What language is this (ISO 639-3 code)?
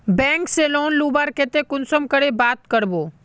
mag